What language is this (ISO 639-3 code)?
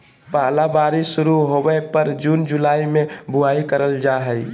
mag